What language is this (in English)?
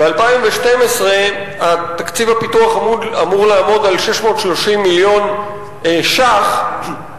Hebrew